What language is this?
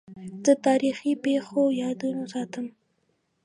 Pashto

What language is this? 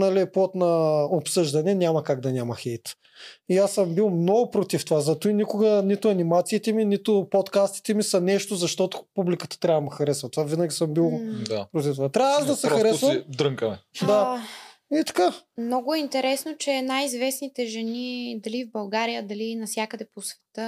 Bulgarian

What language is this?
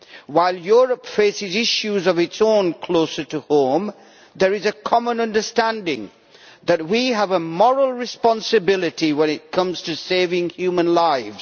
English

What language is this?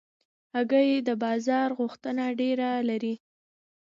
Pashto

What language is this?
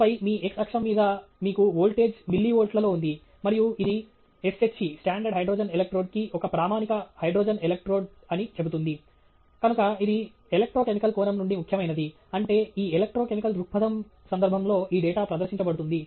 Telugu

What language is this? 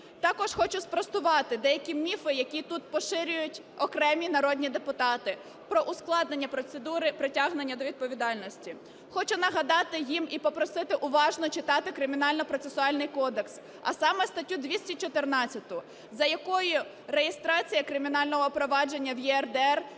Ukrainian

